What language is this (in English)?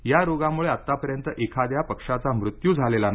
Marathi